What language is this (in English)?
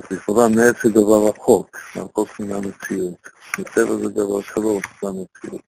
Hebrew